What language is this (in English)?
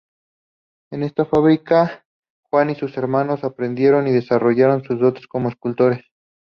Spanish